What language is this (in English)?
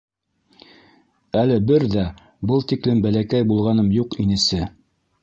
Bashkir